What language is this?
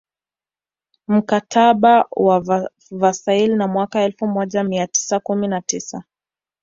Swahili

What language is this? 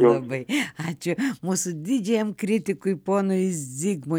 Lithuanian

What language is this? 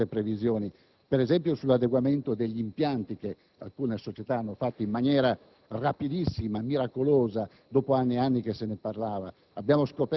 Italian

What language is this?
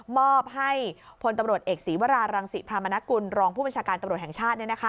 Thai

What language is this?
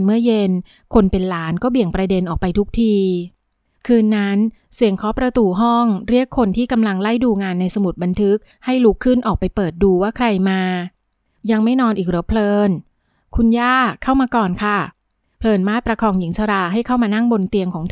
Thai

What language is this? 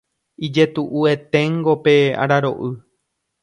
Guarani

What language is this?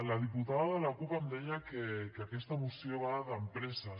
Catalan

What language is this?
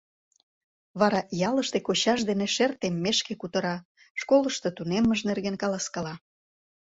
Mari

